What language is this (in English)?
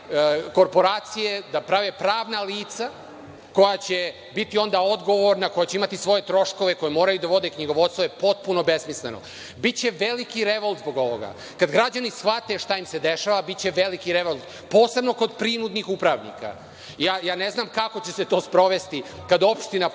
Serbian